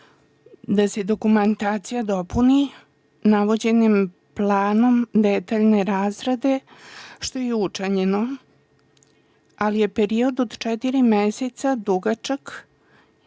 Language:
Serbian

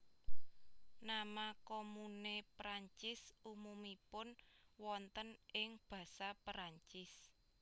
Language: Javanese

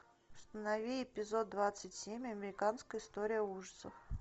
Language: Russian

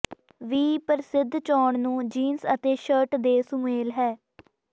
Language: Punjabi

